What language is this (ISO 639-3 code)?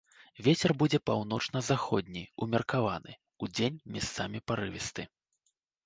bel